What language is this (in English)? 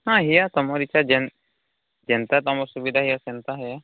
Odia